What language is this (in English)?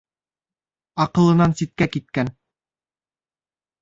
Bashkir